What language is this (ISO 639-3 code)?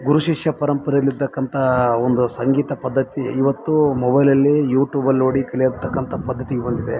kan